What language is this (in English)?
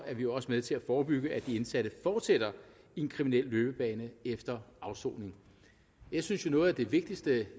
Danish